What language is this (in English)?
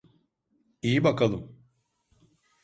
Turkish